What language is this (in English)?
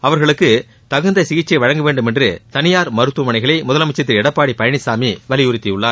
Tamil